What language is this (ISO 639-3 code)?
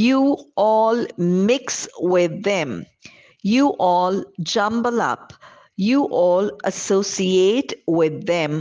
eng